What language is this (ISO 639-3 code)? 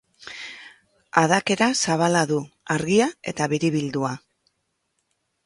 eus